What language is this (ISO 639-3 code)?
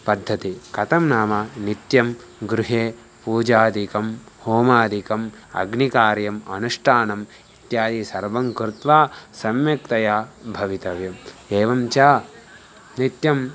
san